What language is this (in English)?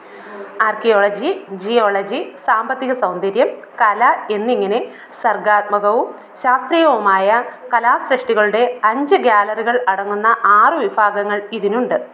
Malayalam